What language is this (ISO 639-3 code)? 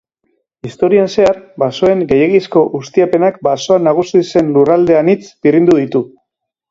eus